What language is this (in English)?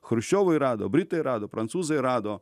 Lithuanian